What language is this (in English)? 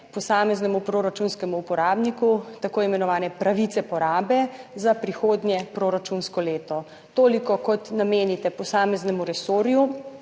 Slovenian